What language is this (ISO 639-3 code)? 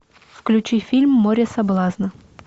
rus